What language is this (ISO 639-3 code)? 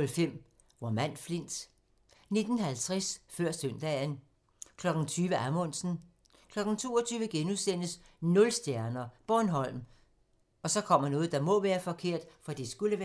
dan